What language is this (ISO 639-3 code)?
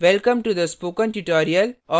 hin